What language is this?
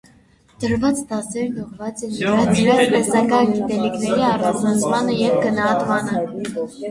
Armenian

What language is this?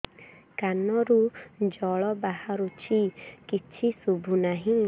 Odia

